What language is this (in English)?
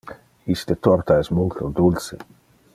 Interlingua